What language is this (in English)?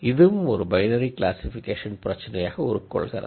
Tamil